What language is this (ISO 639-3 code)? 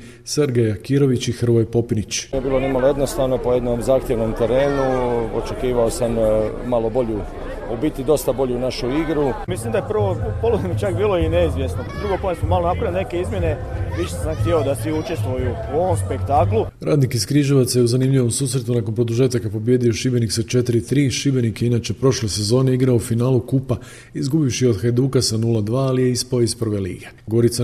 hrv